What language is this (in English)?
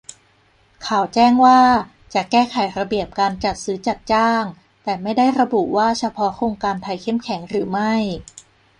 Thai